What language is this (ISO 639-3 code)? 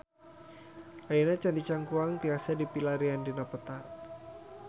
sun